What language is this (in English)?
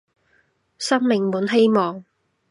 Cantonese